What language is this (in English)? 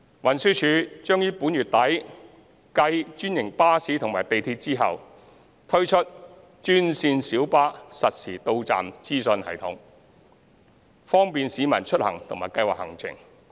Cantonese